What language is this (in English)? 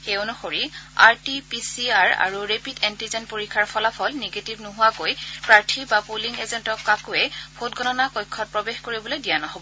Assamese